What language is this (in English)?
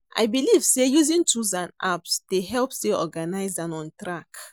Nigerian Pidgin